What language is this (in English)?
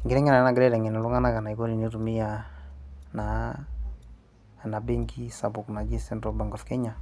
Masai